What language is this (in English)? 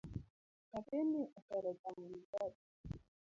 Luo (Kenya and Tanzania)